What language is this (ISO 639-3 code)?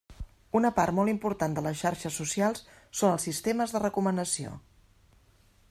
cat